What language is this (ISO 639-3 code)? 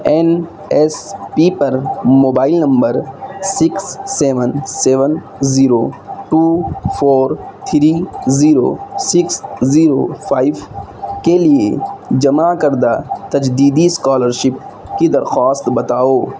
urd